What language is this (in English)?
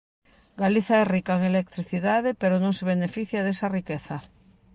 Galician